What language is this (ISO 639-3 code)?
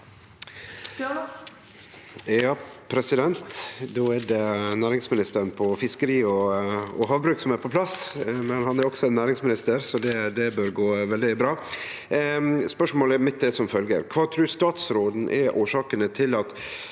nor